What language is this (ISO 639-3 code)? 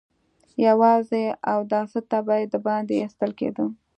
pus